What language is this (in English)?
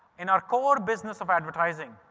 English